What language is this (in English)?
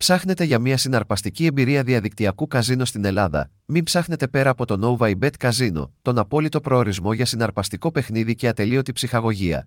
Greek